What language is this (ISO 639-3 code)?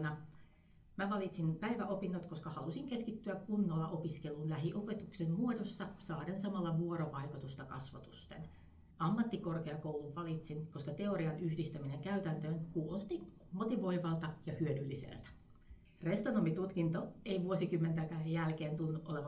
fin